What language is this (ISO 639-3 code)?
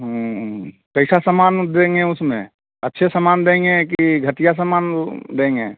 hin